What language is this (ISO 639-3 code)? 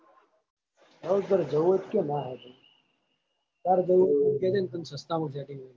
guj